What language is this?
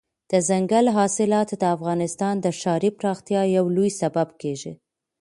Pashto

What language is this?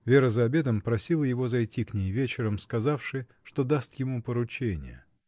Russian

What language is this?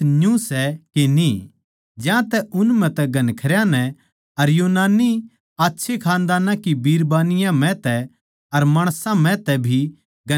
Haryanvi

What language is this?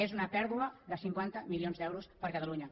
Catalan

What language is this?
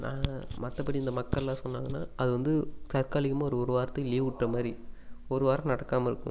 Tamil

